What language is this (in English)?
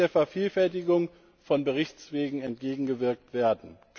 German